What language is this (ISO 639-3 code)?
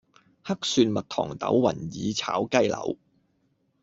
yue